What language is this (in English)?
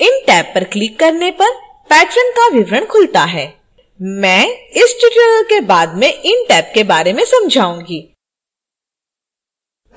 Hindi